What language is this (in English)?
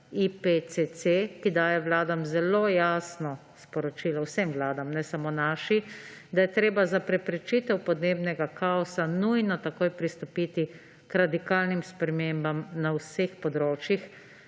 Slovenian